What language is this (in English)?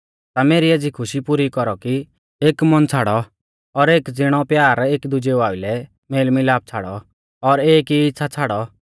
Mahasu Pahari